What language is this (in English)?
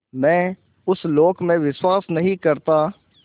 Hindi